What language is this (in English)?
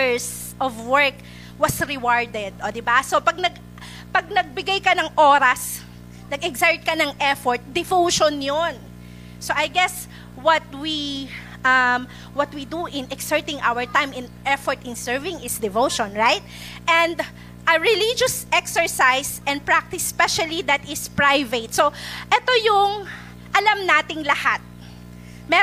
Filipino